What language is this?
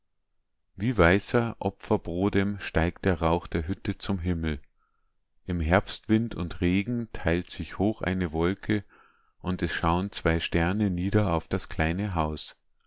German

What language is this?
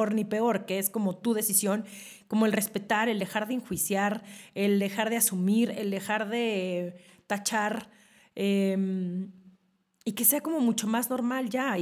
Spanish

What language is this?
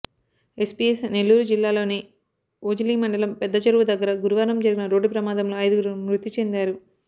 Telugu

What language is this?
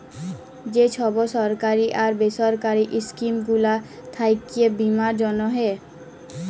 Bangla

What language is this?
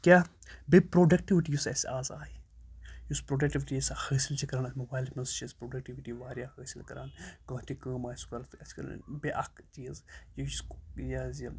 Kashmiri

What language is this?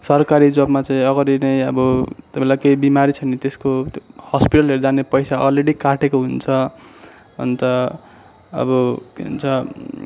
Nepali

